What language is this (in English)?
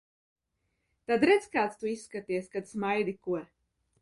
Latvian